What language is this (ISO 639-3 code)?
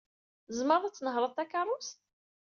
kab